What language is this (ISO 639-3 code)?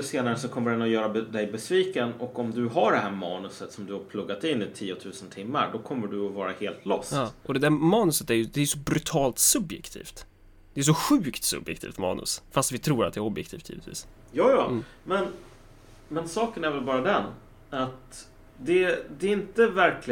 swe